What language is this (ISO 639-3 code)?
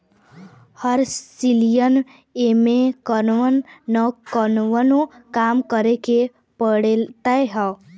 bho